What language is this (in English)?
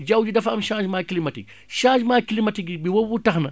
Wolof